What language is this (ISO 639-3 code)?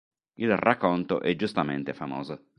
ita